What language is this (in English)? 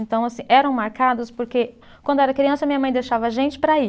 Portuguese